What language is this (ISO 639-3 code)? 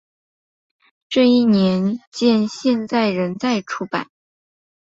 zho